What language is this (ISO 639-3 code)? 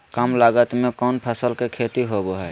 mag